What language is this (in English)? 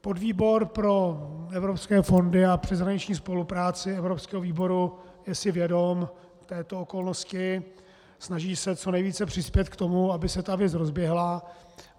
Czech